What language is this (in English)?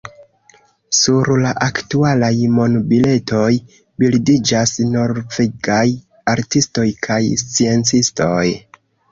Esperanto